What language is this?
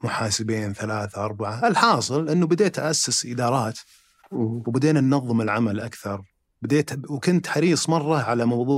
Arabic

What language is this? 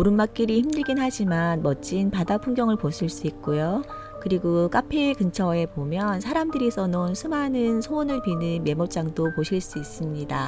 Korean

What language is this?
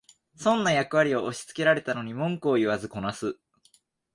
Japanese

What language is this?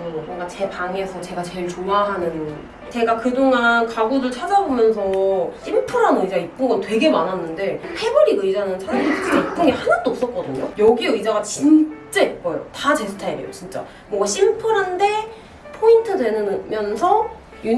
Korean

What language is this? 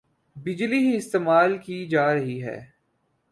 Urdu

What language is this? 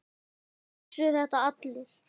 Icelandic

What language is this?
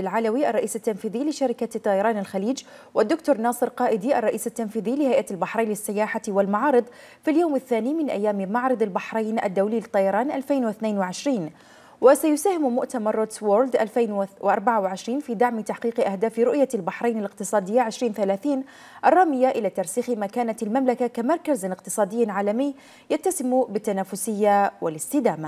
Arabic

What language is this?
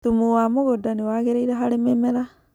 Kikuyu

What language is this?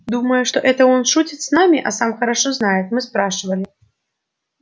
Russian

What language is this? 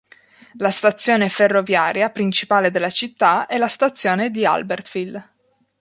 Italian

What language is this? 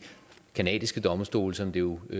Danish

